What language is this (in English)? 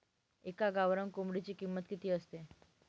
Marathi